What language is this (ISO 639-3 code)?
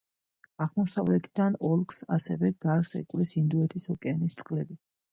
kat